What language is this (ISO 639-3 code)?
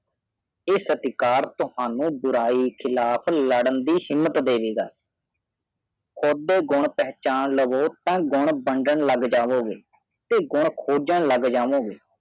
pan